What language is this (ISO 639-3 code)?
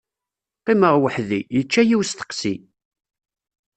kab